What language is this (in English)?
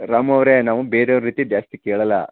Kannada